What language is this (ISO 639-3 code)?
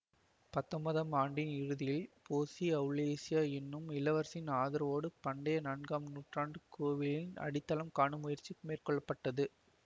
tam